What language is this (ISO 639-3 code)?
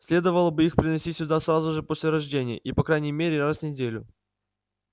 rus